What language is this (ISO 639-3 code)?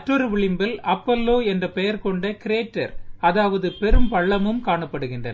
tam